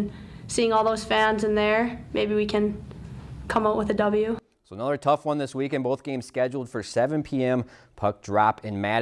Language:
English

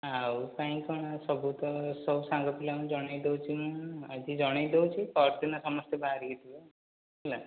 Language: Odia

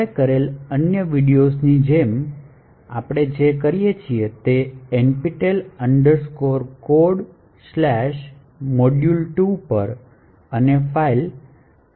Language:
Gujarati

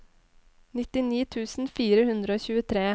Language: Norwegian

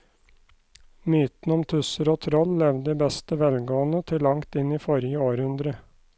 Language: Norwegian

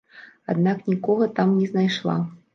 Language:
Belarusian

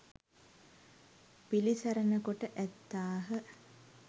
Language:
Sinhala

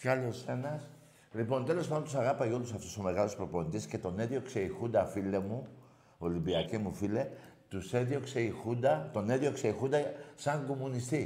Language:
Greek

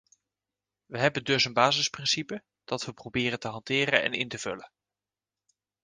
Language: Dutch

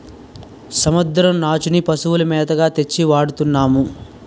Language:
Telugu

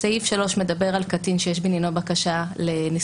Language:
Hebrew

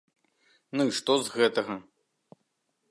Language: Belarusian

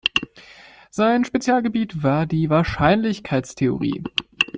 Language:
German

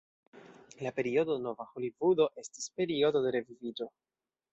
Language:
Esperanto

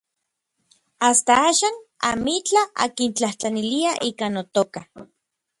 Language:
Orizaba Nahuatl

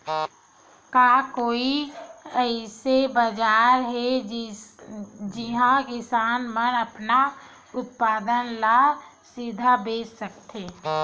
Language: Chhattisgarhi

